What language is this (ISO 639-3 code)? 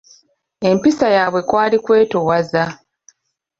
lug